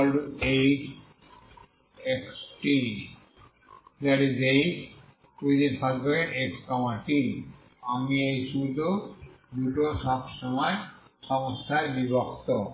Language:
Bangla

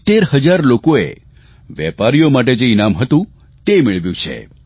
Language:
Gujarati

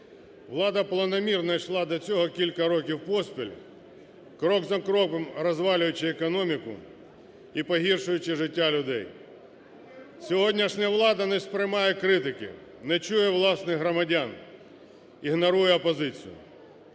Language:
Ukrainian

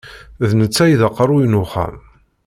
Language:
Kabyle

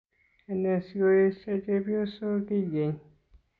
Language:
Kalenjin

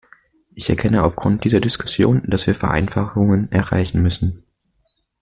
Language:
German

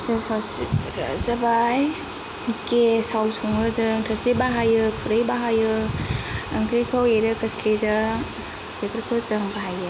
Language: Bodo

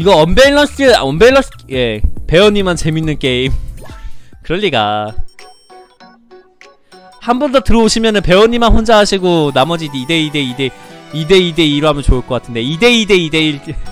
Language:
Korean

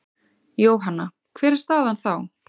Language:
Icelandic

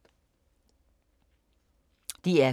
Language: Danish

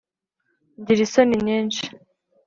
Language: Kinyarwanda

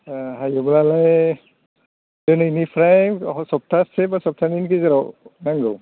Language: Bodo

